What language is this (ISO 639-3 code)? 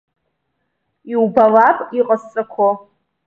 abk